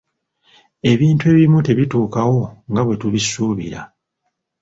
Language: Ganda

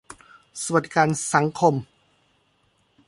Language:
Thai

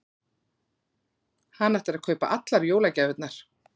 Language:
Icelandic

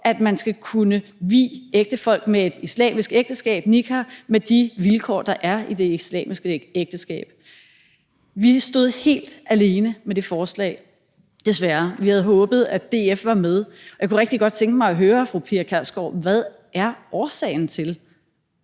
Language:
Danish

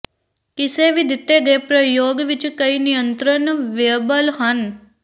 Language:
Punjabi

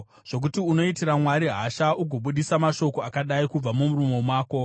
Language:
Shona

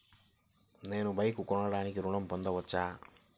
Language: Telugu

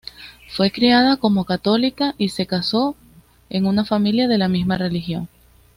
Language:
Spanish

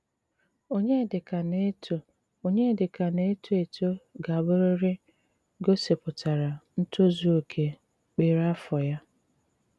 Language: Igbo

